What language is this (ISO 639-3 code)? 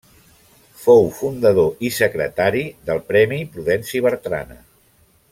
cat